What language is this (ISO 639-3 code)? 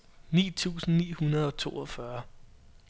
dan